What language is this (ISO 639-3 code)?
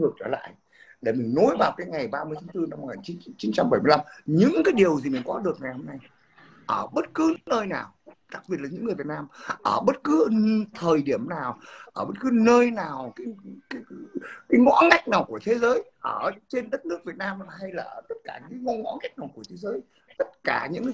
vie